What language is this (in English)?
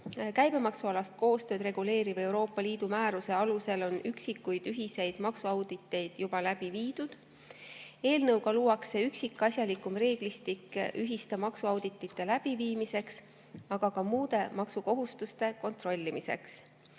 Estonian